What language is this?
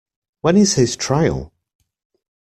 English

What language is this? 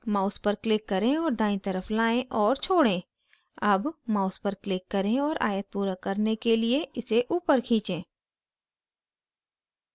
Hindi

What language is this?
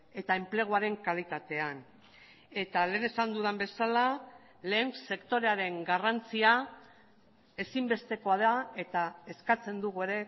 Basque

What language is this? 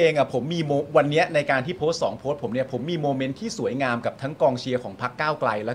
Thai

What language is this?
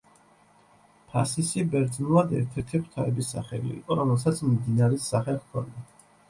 Georgian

